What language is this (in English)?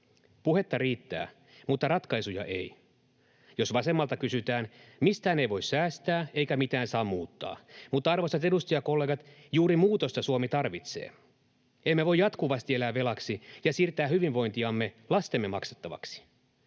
Finnish